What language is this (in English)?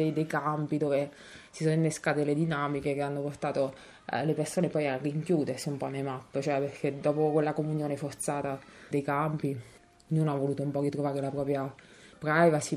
Italian